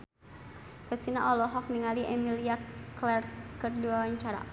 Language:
Sundanese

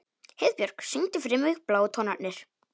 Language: Icelandic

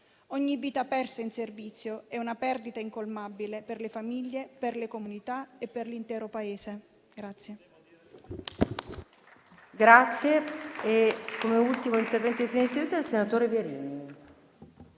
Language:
Italian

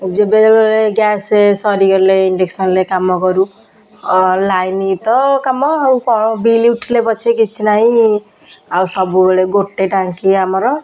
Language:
Odia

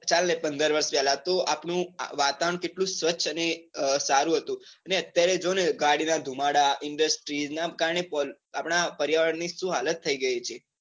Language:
Gujarati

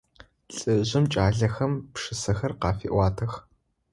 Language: Adyghe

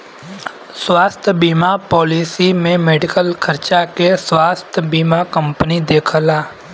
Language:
Bhojpuri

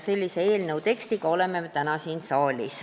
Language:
Estonian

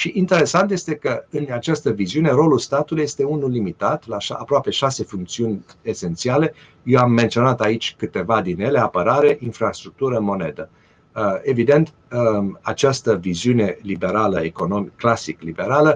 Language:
Romanian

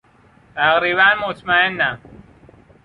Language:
Persian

